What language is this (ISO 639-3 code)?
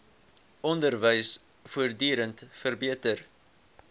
afr